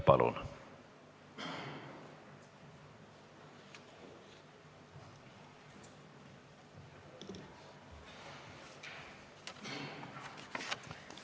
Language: Estonian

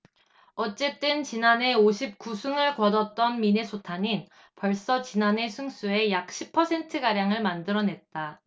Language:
Korean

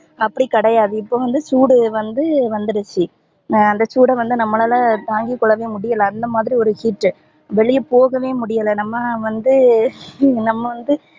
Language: Tamil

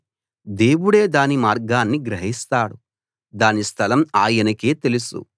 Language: Telugu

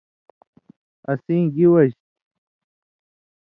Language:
Indus Kohistani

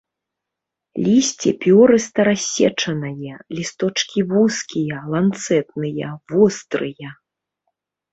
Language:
Belarusian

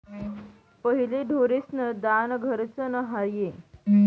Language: Marathi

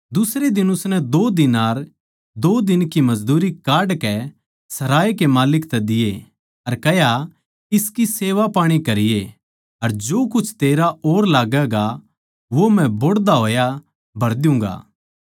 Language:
Haryanvi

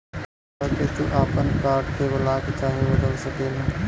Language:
Bhojpuri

